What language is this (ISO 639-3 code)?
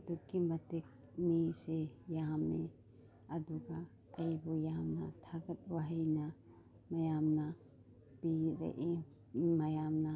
mni